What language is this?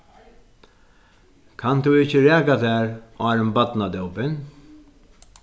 Faroese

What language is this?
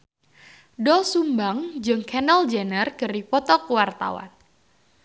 Sundanese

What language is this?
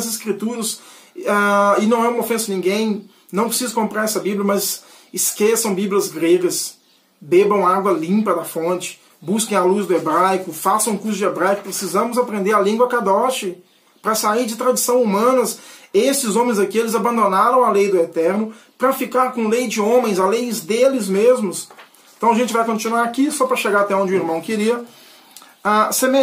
Portuguese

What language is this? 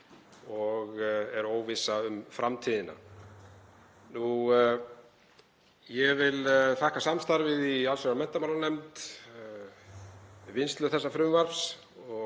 Icelandic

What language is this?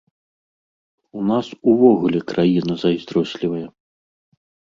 Belarusian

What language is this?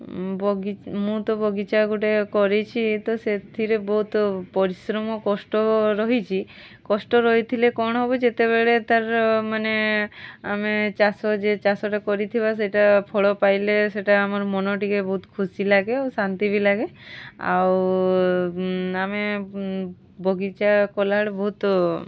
Odia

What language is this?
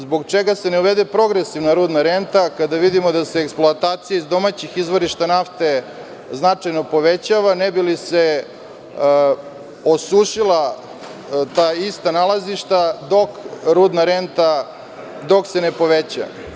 Serbian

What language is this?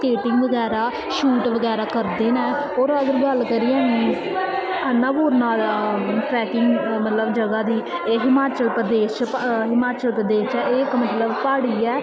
Dogri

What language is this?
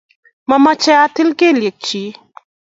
Kalenjin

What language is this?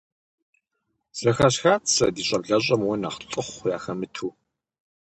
Kabardian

